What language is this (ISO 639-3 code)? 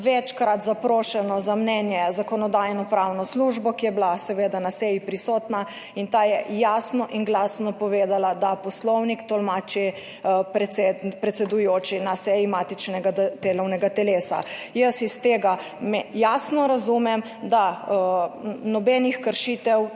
slv